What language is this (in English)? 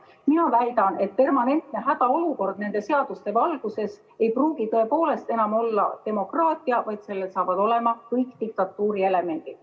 Estonian